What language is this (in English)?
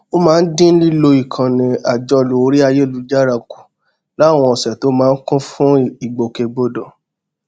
Yoruba